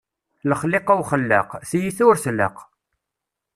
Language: Kabyle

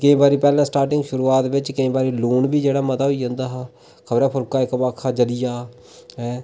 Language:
Dogri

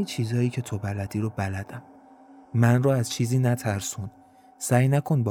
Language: Persian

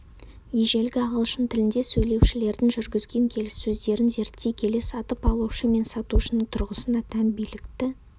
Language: Kazakh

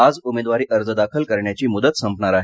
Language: Marathi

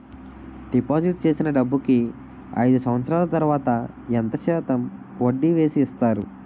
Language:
Telugu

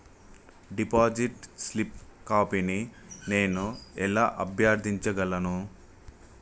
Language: Telugu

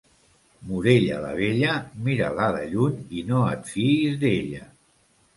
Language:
Catalan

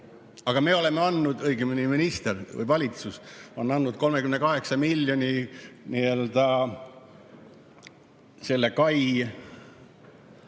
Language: Estonian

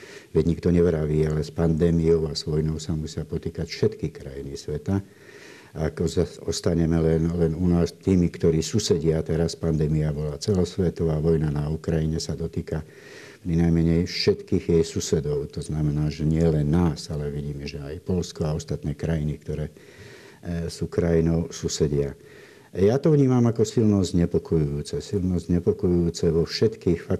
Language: Slovak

